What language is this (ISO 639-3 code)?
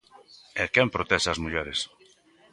glg